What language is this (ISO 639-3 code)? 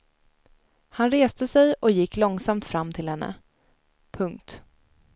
swe